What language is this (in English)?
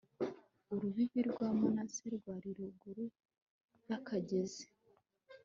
Kinyarwanda